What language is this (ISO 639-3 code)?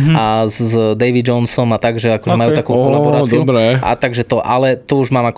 slk